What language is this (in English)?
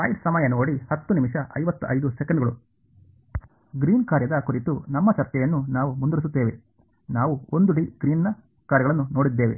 Kannada